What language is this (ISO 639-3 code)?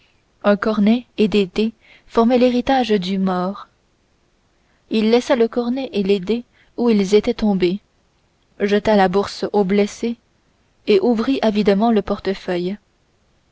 fra